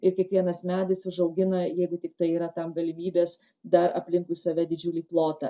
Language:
Lithuanian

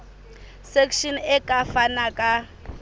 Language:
Southern Sotho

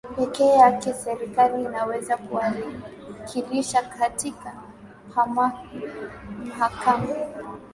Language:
Swahili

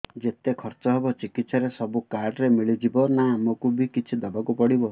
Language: Odia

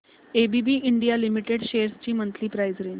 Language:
Marathi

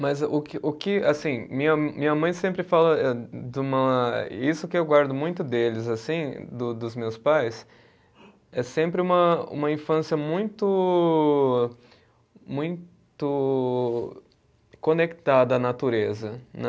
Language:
Portuguese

